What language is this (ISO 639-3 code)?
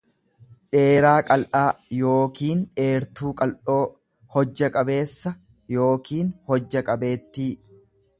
orm